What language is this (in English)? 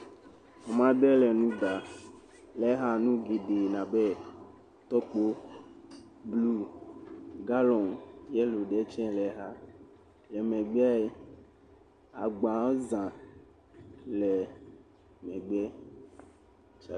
Ewe